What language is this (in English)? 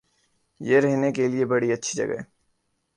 Urdu